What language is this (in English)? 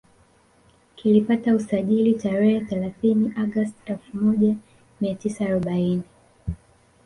Swahili